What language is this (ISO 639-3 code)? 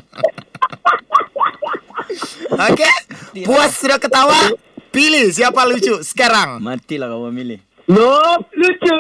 msa